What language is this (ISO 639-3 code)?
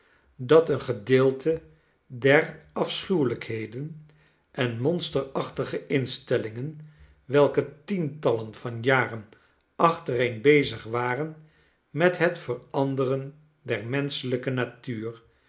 nld